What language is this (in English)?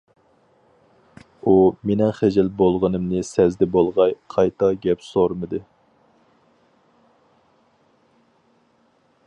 Uyghur